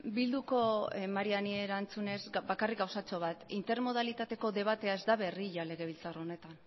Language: Basque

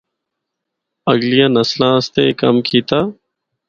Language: Northern Hindko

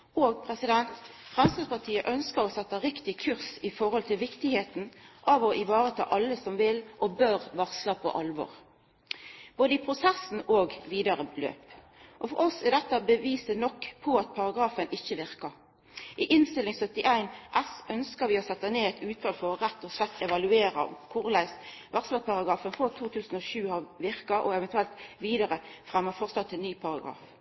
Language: Norwegian Nynorsk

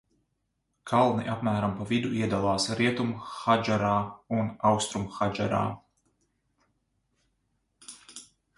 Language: Latvian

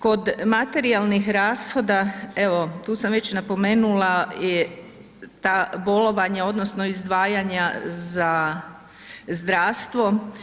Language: Croatian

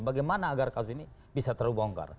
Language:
Indonesian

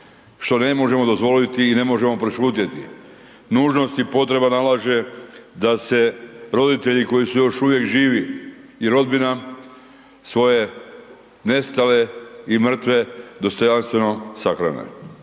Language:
Croatian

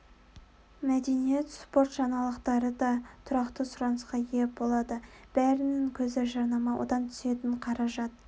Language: Kazakh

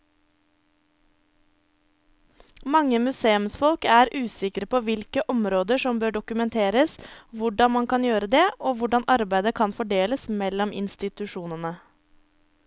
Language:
Norwegian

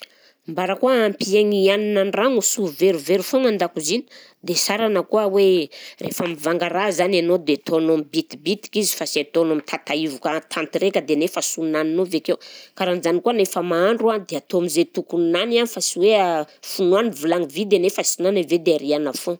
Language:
Southern Betsimisaraka Malagasy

